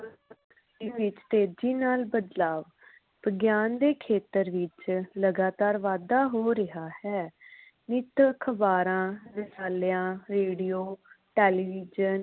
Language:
Punjabi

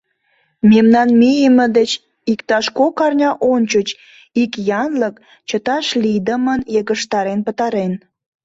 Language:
Mari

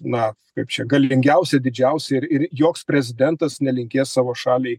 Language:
Lithuanian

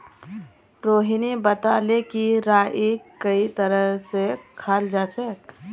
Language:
Magahi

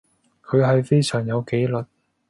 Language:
Cantonese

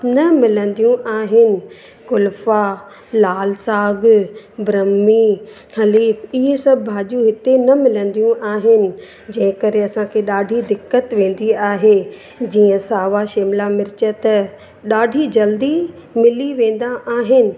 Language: Sindhi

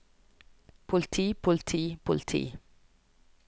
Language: Norwegian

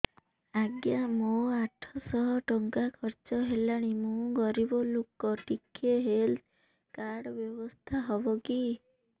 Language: Odia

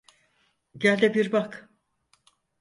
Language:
Turkish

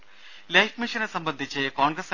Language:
Malayalam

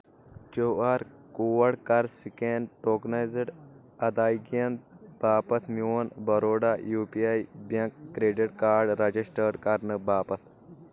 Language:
Kashmiri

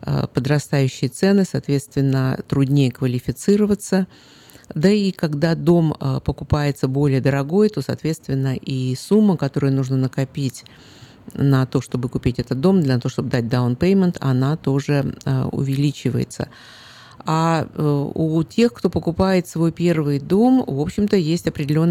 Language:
Russian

